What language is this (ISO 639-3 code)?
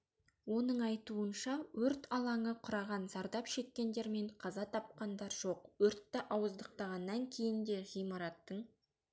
kaz